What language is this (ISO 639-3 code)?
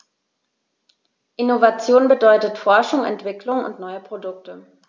deu